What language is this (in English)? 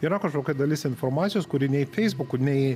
Lithuanian